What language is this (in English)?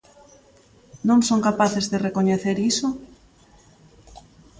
Galician